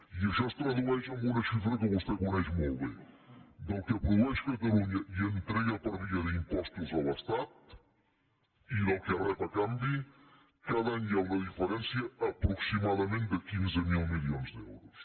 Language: Catalan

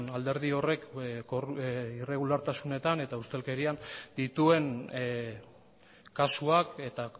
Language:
Basque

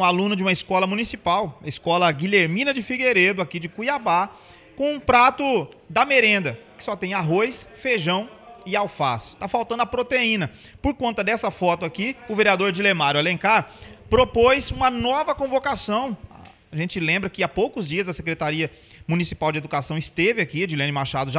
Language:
Portuguese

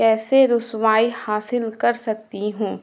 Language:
Urdu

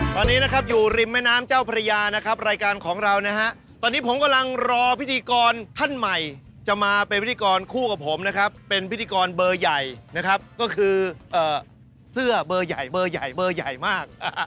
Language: Thai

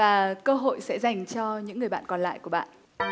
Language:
Vietnamese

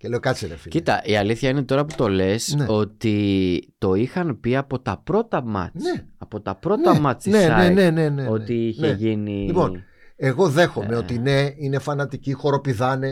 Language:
Greek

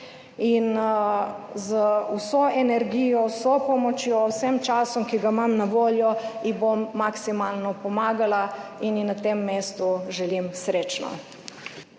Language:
Slovenian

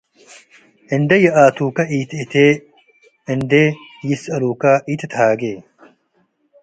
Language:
Tigre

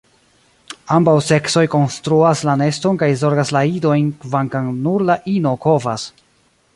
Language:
Esperanto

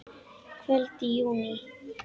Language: Icelandic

